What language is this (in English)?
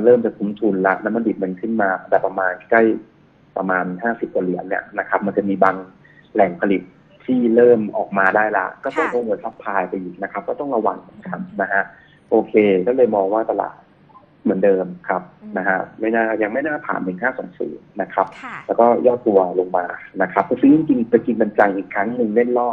Thai